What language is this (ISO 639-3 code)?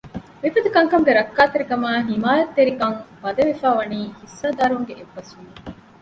div